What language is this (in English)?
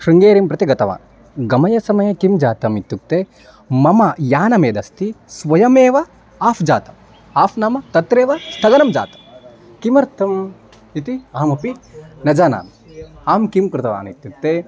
Sanskrit